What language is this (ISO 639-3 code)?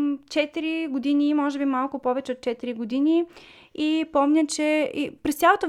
bul